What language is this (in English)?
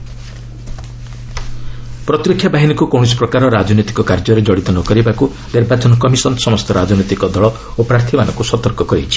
Odia